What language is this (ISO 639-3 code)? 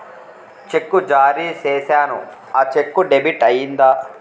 tel